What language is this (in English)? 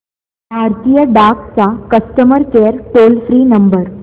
Marathi